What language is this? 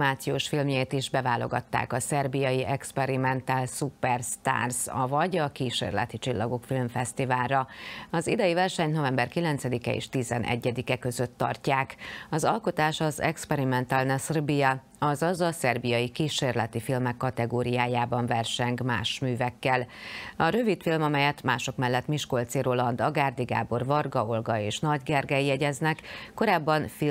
Hungarian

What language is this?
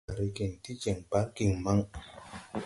Tupuri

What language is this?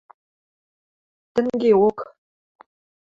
Western Mari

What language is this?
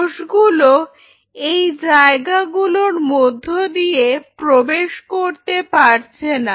Bangla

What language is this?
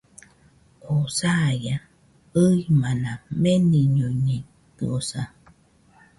Nüpode Huitoto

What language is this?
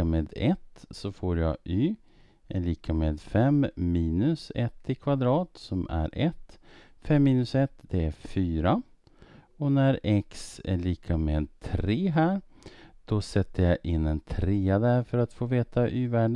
Swedish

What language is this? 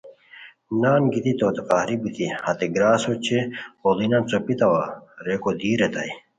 Khowar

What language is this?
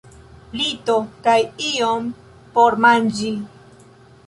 Esperanto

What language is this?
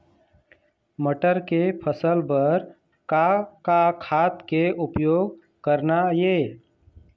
Chhattisgarhi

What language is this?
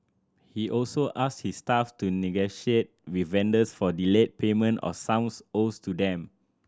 English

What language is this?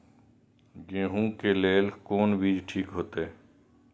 Maithili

